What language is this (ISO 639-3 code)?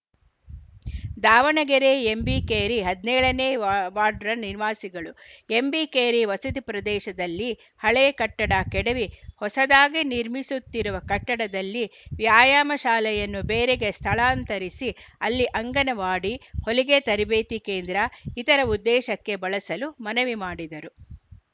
kan